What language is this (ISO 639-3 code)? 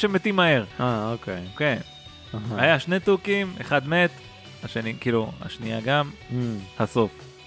heb